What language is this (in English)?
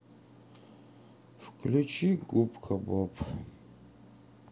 Russian